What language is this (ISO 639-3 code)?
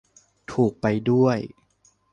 tha